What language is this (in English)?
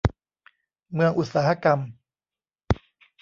Thai